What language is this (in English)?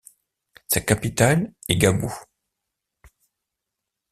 French